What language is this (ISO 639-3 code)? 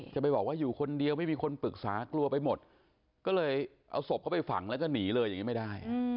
tha